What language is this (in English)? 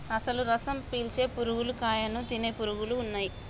Telugu